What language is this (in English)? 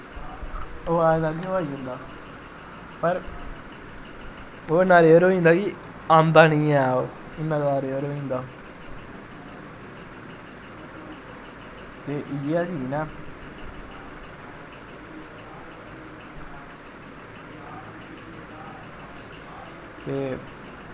Dogri